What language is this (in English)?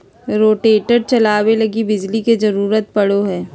Magahi